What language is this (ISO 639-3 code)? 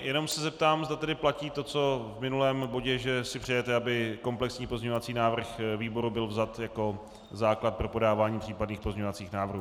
ces